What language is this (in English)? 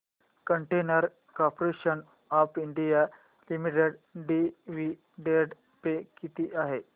Marathi